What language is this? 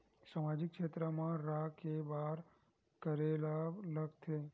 Chhattisgarhi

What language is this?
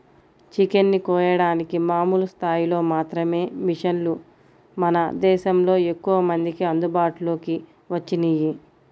Telugu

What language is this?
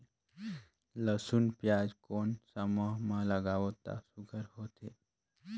Chhattisgarhi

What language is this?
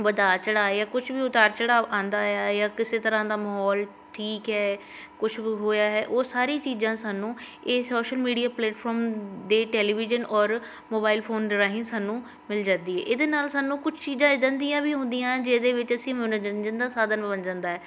Punjabi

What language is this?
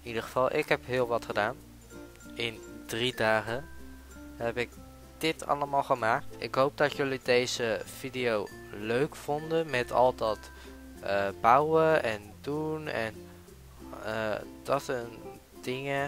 Dutch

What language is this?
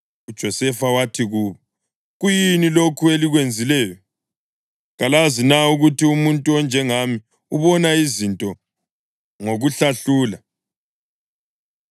North Ndebele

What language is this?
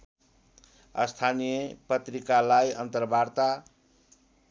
Nepali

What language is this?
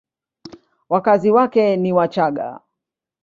Swahili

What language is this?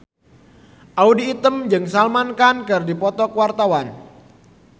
Sundanese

